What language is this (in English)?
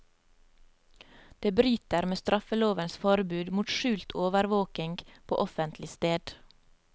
Norwegian